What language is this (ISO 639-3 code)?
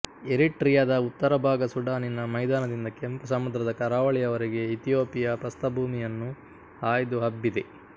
kan